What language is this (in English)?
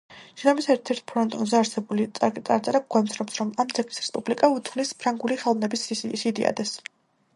Georgian